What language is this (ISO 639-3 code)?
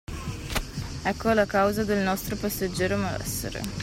ita